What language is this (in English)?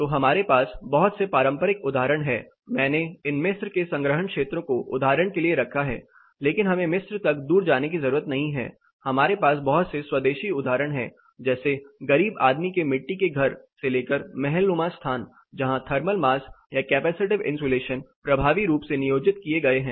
Hindi